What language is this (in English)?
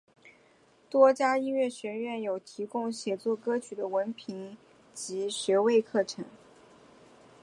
Chinese